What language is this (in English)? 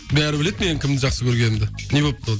Kazakh